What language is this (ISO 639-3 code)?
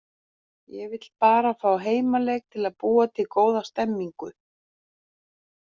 isl